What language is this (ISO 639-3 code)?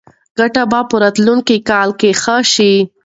pus